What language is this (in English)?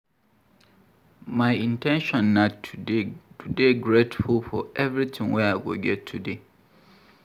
Nigerian Pidgin